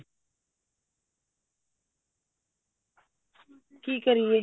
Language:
Punjabi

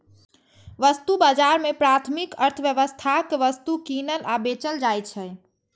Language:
Maithili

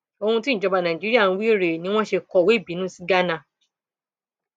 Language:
Yoruba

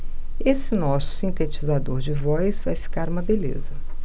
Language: Portuguese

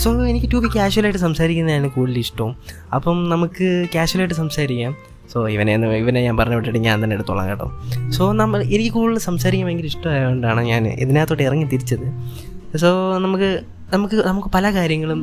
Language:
Malayalam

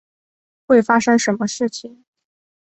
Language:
Chinese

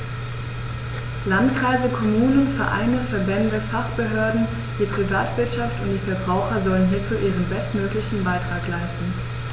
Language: German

